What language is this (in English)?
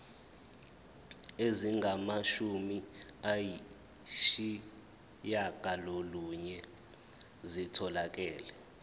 Zulu